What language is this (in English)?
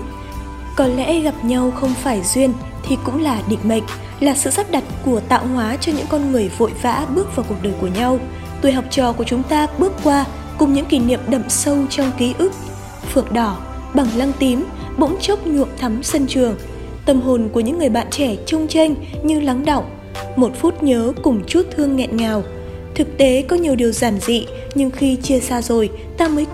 Vietnamese